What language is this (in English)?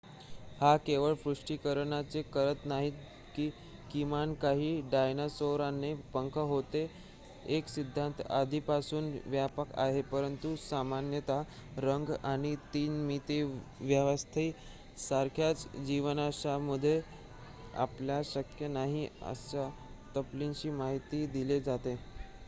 Marathi